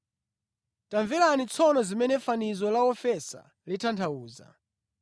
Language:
Nyanja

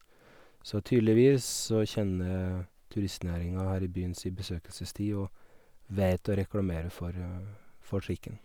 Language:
Norwegian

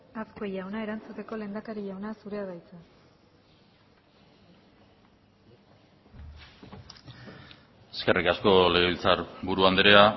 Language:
Basque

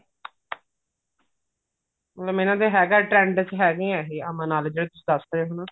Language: Punjabi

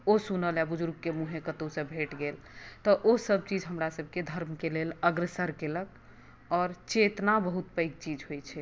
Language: Maithili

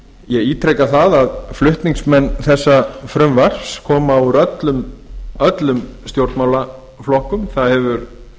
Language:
Icelandic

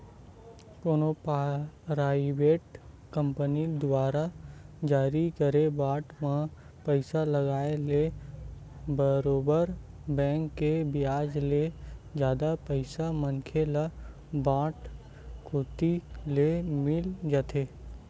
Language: Chhattisgarhi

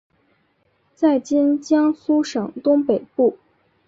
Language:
Chinese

